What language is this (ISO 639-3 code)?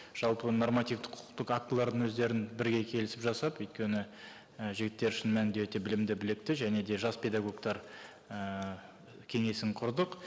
kaz